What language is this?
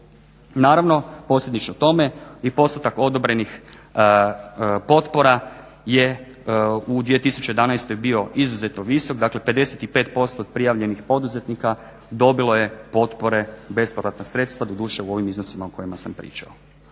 Croatian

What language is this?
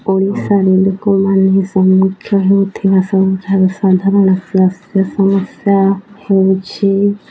Odia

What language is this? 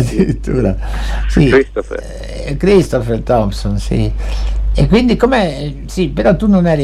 Italian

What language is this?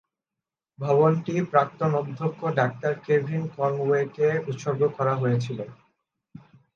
Bangla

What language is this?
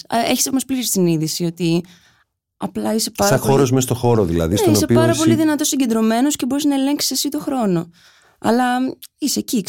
Greek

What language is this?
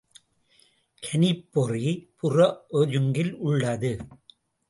Tamil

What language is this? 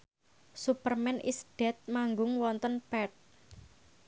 Javanese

